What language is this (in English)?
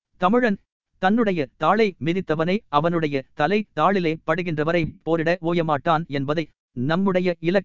Tamil